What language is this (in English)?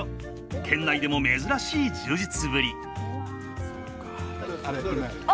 Japanese